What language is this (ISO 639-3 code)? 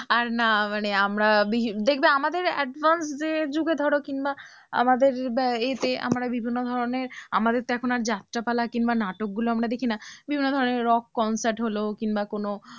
ben